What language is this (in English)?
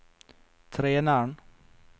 Norwegian